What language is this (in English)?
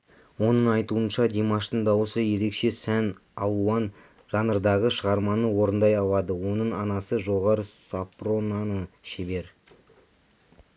Kazakh